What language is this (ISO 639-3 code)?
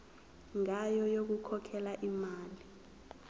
zul